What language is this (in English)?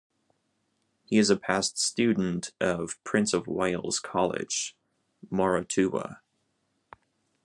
English